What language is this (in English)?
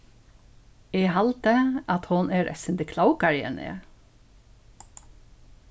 Faroese